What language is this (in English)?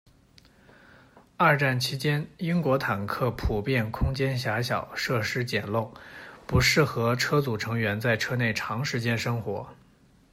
Chinese